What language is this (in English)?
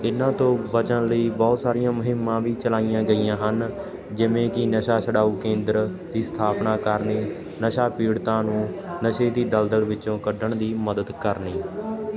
Punjabi